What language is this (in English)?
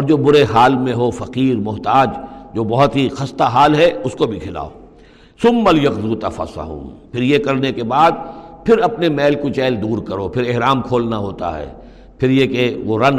Urdu